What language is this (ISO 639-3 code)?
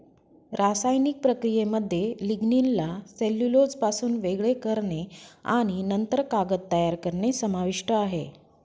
mar